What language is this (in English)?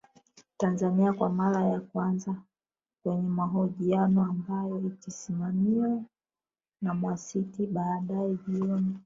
Swahili